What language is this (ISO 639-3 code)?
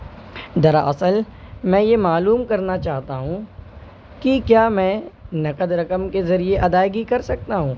urd